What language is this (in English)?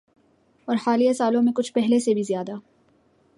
Urdu